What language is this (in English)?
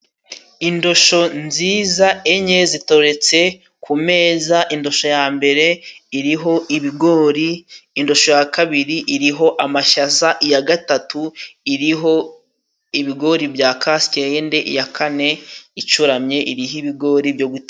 Kinyarwanda